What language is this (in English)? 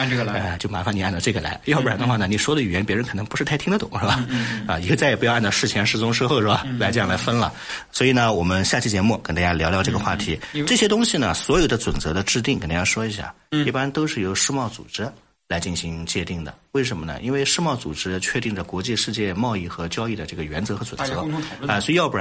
Chinese